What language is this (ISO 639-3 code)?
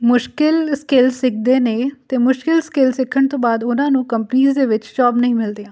pan